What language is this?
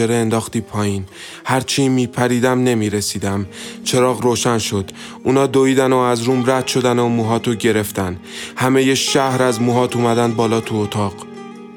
Persian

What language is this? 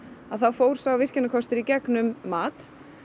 Icelandic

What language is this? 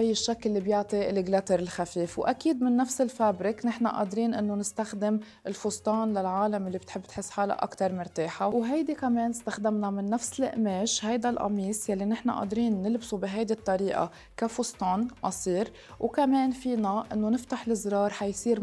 Arabic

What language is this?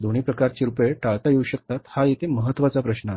Marathi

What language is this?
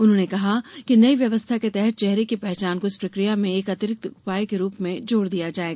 Hindi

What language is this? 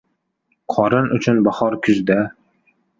Uzbek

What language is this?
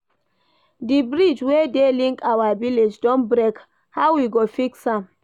Nigerian Pidgin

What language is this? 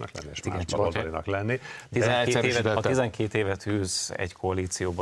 Hungarian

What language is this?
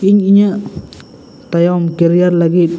Santali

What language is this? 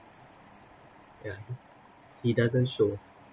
English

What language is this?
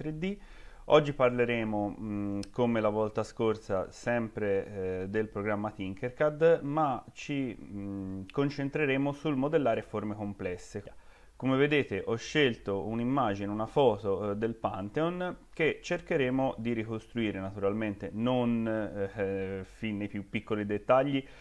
Italian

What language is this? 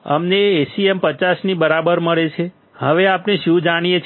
Gujarati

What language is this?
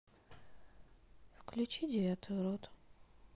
Russian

